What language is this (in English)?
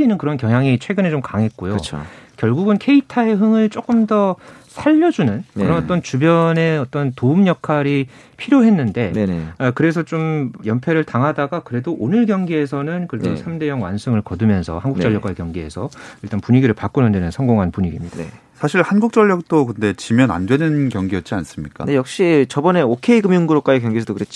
Korean